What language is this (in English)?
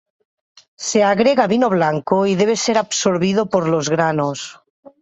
Spanish